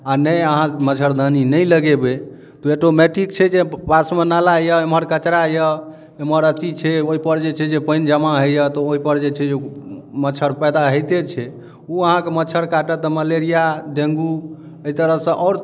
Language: Maithili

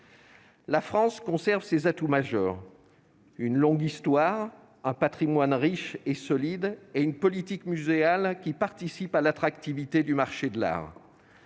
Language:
French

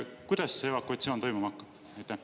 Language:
Estonian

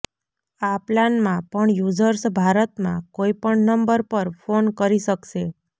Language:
Gujarati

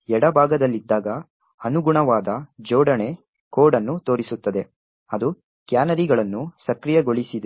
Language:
Kannada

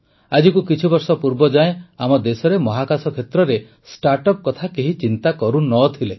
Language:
Odia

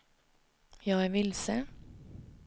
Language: Swedish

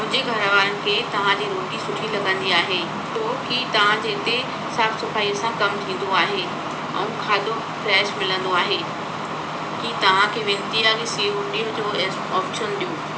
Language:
Sindhi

